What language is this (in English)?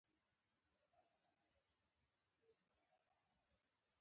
Pashto